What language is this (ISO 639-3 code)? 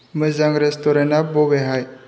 brx